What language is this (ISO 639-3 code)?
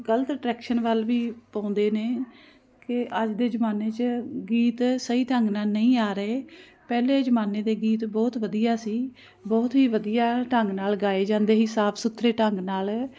pan